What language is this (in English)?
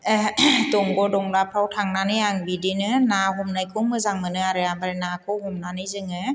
Bodo